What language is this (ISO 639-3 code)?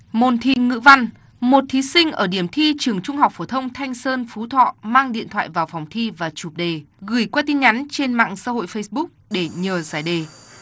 vie